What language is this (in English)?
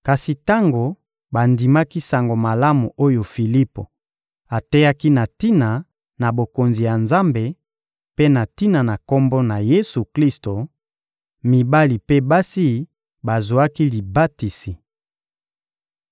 Lingala